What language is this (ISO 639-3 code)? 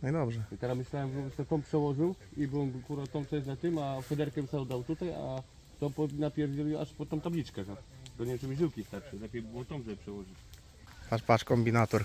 pol